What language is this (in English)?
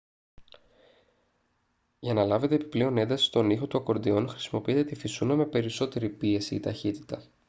Greek